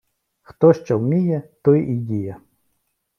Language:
Ukrainian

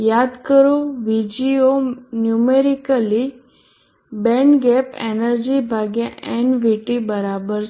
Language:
Gujarati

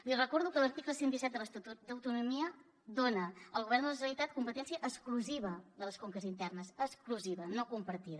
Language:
Catalan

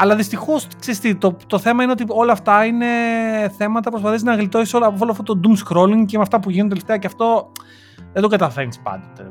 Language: Greek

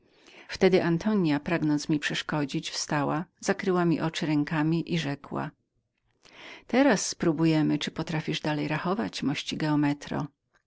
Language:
Polish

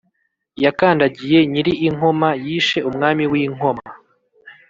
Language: Kinyarwanda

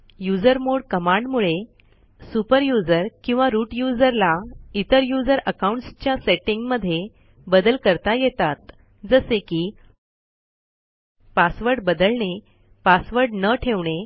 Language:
Marathi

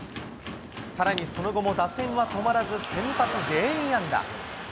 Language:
Japanese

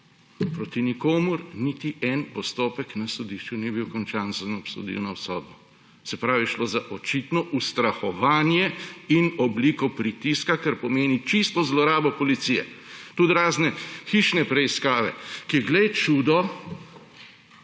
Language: Slovenian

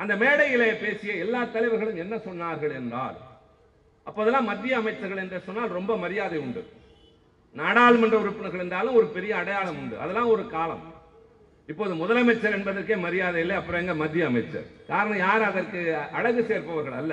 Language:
Tamil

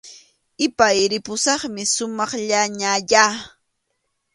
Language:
Arequipa-La Unión Quechua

